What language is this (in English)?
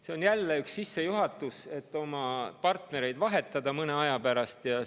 Estonian